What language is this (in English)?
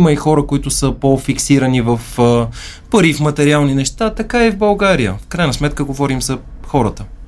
Bulgarian